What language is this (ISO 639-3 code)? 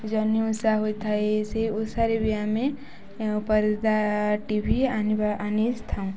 ori